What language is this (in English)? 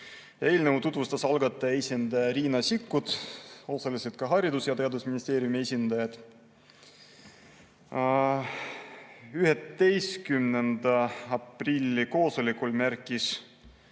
Estonian